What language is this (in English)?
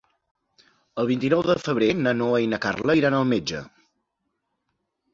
Catalan